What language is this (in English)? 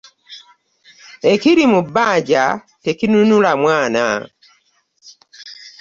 Ganda